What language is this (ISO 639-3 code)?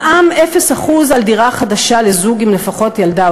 heb